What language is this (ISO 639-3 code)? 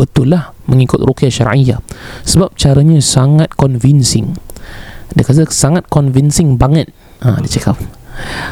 msa